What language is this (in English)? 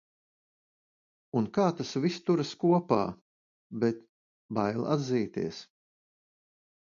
Latvian